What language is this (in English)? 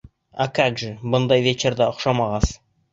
Bashkir